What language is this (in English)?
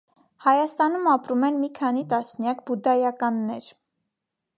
Armenian